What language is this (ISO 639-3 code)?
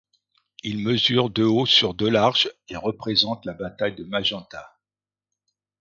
fra